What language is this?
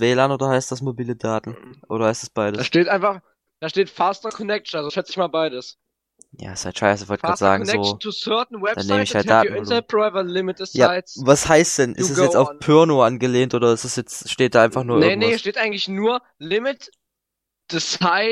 German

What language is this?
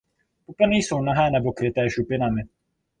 Czech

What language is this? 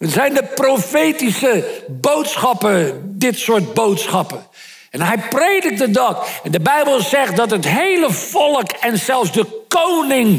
Dutch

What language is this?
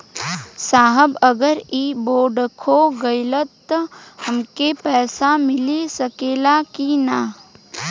Bhojpuri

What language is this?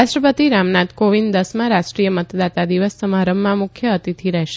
Gujarati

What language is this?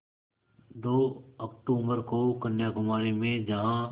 Hindi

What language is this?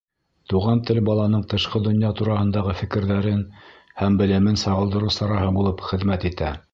Bashkir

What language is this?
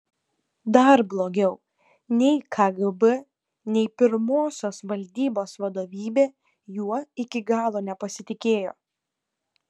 Lithuanian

